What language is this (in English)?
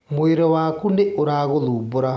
Kikuyu